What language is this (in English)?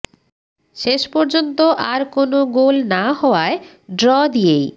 Bangla